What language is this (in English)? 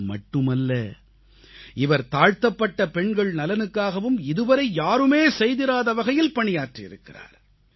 Tamil